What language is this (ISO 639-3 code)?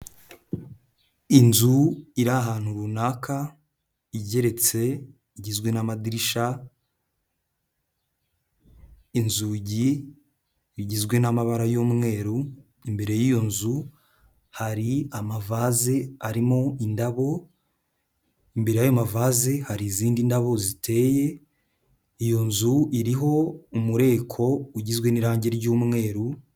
kin